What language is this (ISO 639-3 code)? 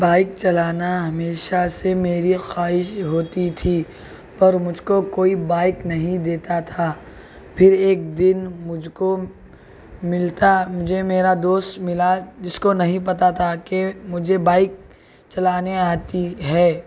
urd